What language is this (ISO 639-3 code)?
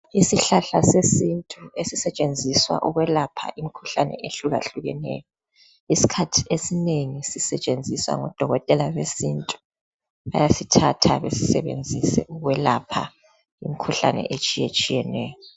nde